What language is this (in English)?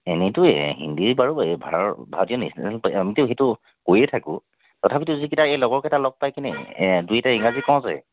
Assamese